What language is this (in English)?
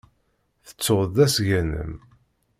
Kabyle